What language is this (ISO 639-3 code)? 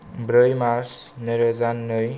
brx